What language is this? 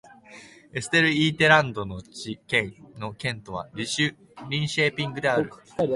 Japanese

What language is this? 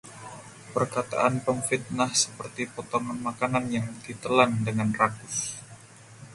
Indonesian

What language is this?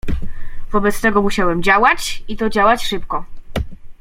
Polish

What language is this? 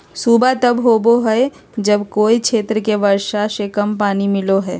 Magahi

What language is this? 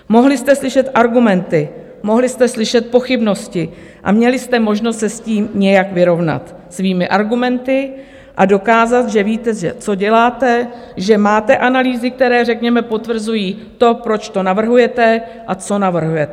Czech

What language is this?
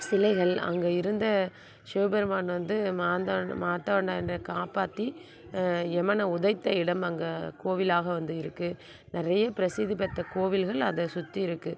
Tamil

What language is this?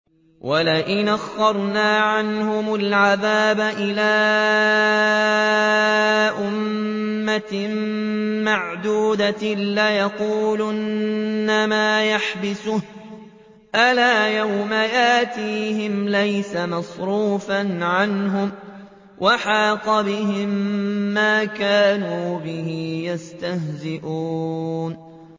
Arabic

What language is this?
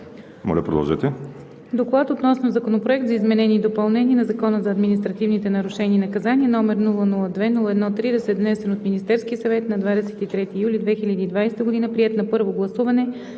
Bulgarian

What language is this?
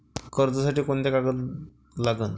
Marathi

